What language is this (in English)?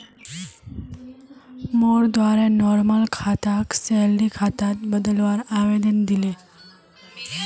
Magahi